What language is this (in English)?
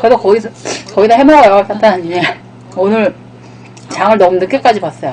Korean